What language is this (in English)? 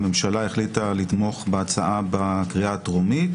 Hebrew